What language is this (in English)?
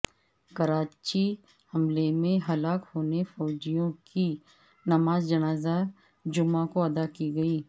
Urdu